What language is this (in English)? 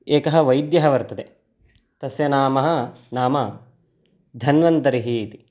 Sanskrit